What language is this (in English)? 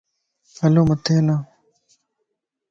Lasi